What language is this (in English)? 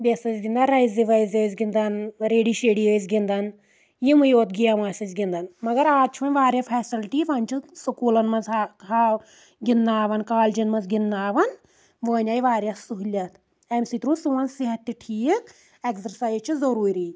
Kashmiri